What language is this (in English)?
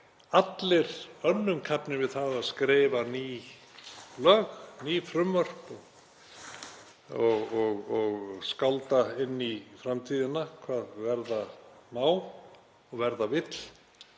Icelandic